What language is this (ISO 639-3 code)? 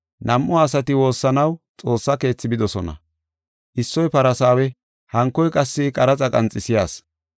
gof